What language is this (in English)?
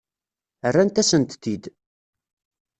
Kabyle